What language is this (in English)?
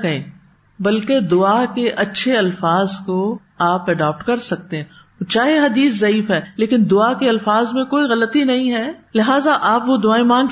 Urdu